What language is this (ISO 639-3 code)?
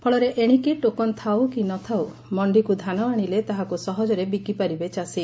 ori